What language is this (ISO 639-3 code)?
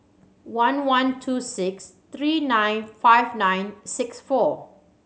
eng